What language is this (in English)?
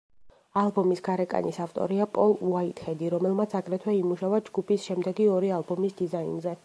Georgian